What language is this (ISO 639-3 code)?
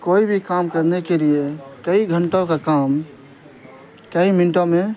urd